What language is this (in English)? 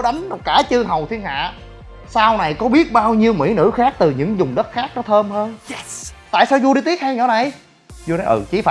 Vietnamese